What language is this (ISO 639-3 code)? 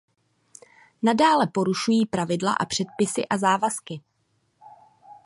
ces